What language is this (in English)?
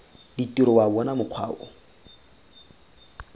Tswana